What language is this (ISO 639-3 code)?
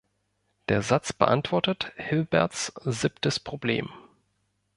deu